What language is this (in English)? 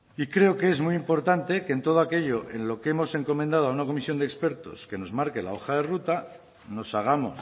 Spanish